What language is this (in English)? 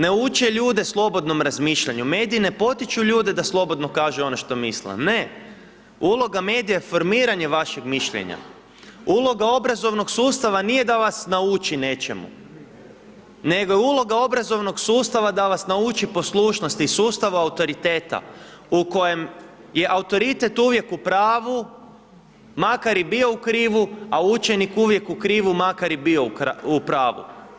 Croatian